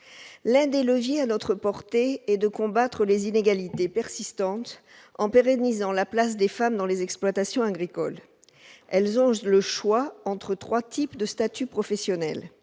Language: French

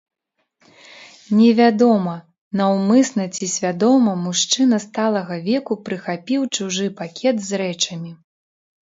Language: Belarusian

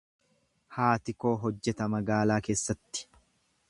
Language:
Oromo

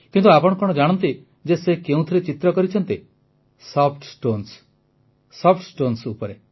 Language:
Odia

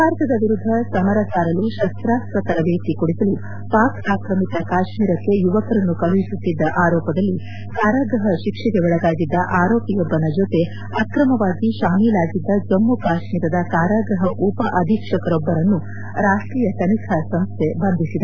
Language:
Kannada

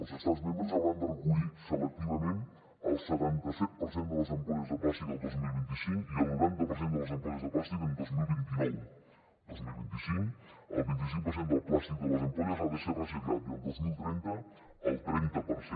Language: Catalan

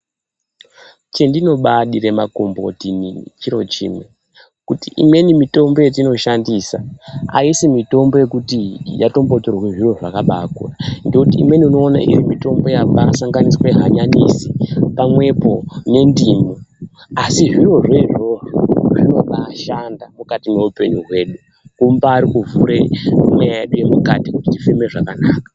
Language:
Ndau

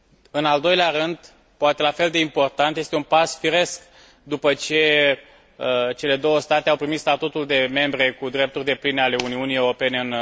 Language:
Romanian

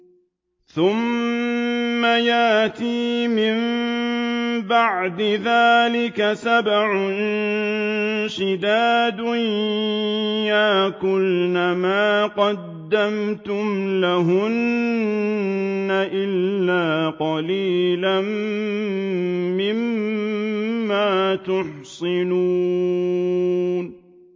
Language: Arabic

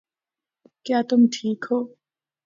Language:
Urdu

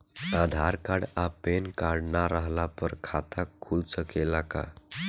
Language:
Bhojpuri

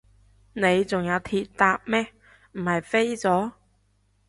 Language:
Cantonese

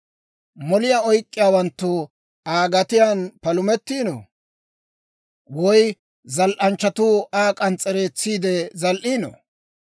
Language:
Dawro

